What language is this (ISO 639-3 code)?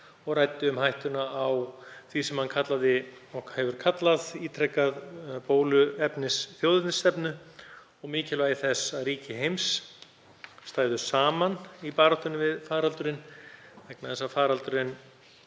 isl